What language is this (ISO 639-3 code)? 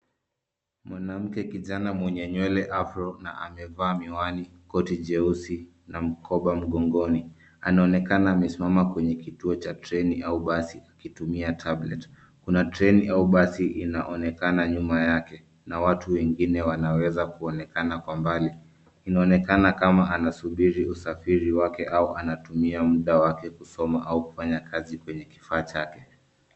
swa